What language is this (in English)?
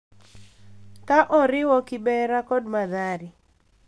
Luo (Kenya and Tanzania)